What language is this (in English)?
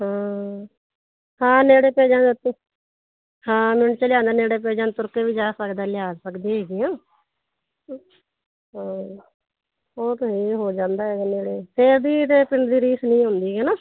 Punjabi